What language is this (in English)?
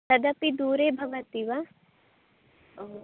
Sanskrit